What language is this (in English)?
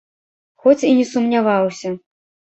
Belarusian